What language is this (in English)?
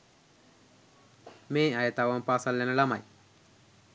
Sinhala